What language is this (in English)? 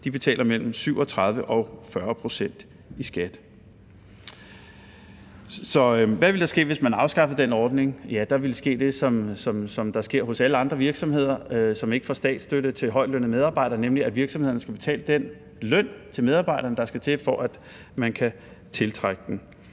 Danish